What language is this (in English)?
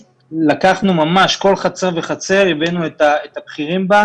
Hebrew